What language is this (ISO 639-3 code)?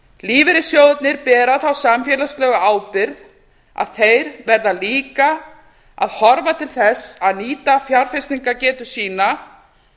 isl